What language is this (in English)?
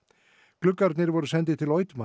Icelandic